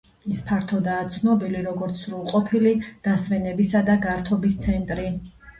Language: Georgian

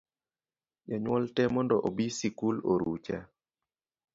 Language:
Luo (Kenya and Tanzania)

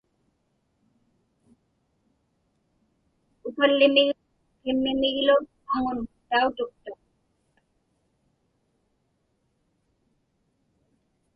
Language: Inupiaq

